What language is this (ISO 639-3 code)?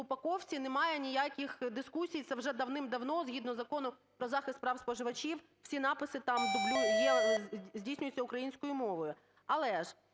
ukr